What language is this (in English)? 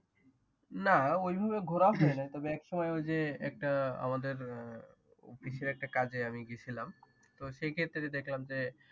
Bangla